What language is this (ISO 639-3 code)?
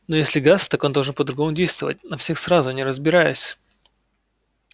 rus